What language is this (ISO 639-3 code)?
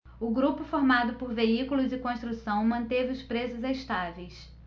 por